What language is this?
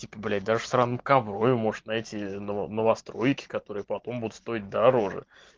Russian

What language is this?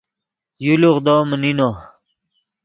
Yidgha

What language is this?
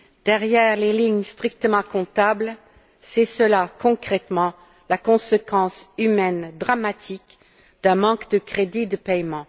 French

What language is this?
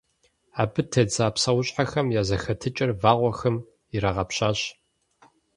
Kabardian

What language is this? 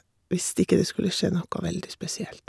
Norwegian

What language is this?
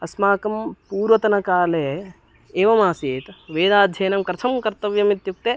Sanskrit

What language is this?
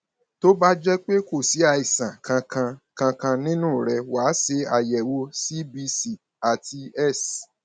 Yoruba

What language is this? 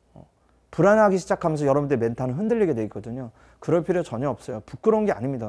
Korean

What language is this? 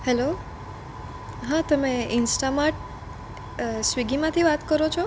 Gujarati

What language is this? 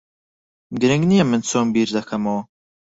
Central Kurdish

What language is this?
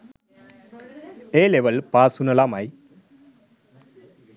Sinhala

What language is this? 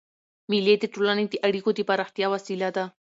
Pashto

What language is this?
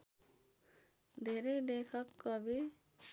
Nepali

